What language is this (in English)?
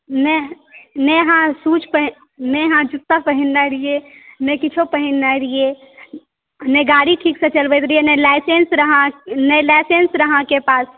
Maithili